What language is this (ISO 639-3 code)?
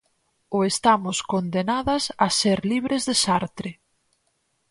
glg